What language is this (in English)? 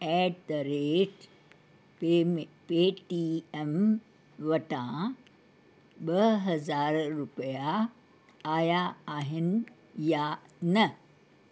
Sindhi